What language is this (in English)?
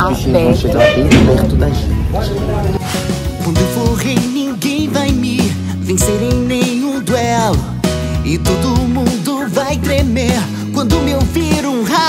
Portuguese